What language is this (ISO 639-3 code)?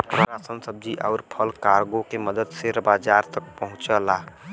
bho